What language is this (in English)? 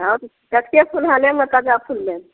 Maithili